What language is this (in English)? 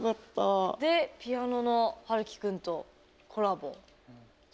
Japanese